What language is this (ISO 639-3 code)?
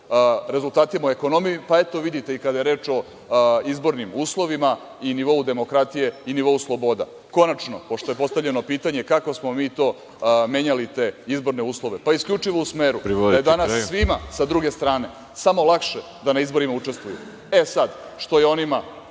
srp